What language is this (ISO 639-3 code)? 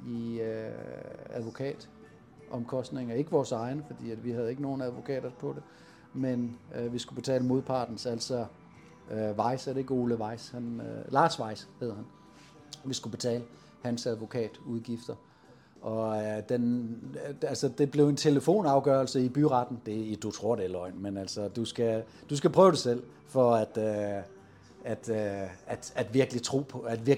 dan